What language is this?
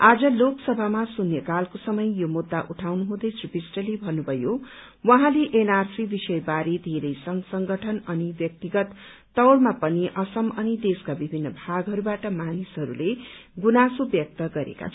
Nepali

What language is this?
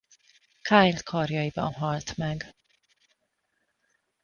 Hungarian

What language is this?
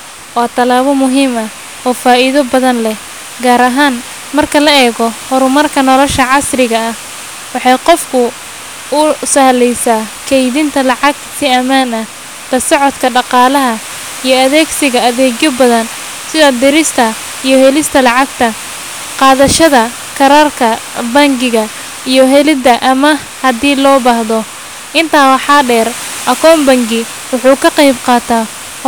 Somali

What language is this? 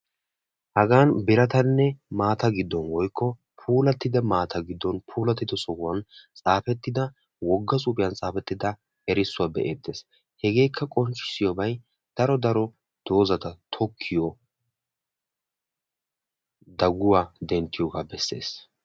Wolaytta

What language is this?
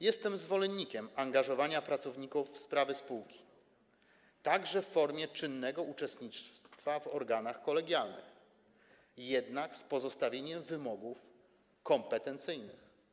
Polish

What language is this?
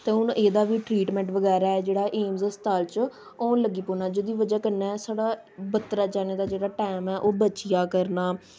Dogri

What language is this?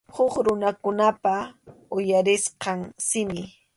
Arequipa-La Unión Quechua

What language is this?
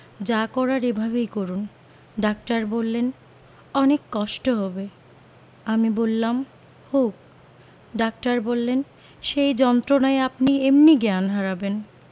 Bangla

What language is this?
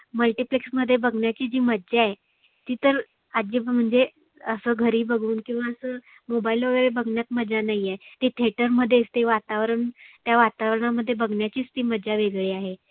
Marathi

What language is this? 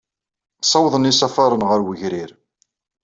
Kabyle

